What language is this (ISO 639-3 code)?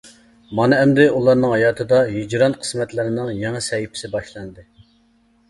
uig